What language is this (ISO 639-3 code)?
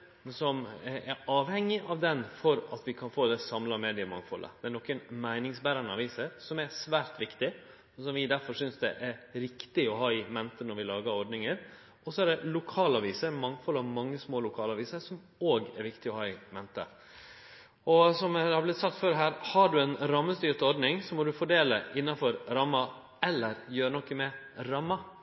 nno